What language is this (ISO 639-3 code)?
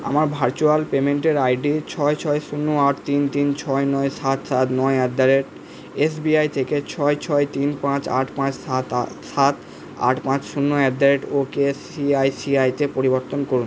ben